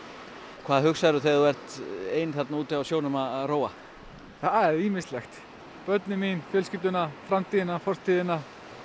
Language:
Icelandic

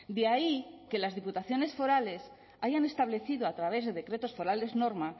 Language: Spanish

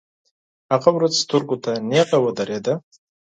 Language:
Pashto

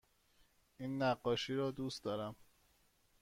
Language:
Persian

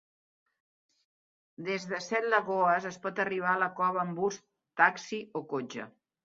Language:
Catalan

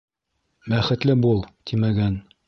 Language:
Bashkir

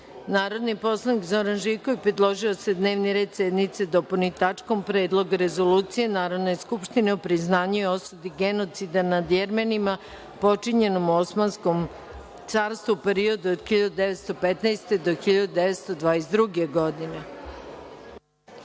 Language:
Serbian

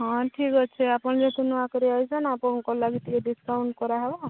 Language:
Odia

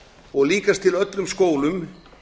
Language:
Icelandic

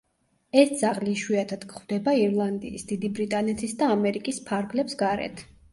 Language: Georgian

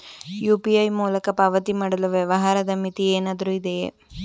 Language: Kannada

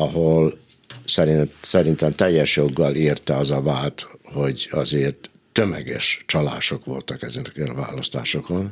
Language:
Hungarian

